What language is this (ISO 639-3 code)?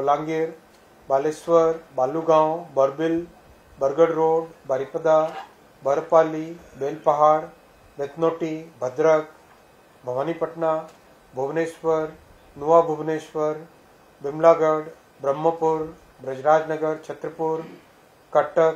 hin